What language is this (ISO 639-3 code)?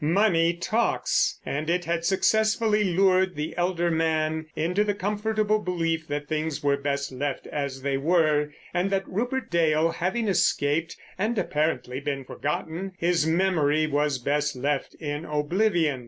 eng